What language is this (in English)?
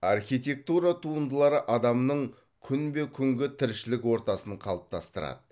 Kazakh